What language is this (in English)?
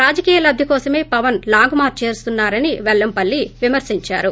Telugu